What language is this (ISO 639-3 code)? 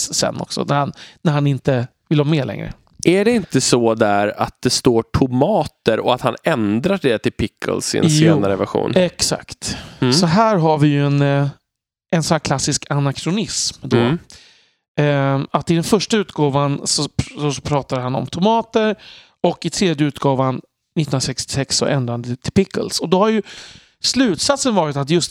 swe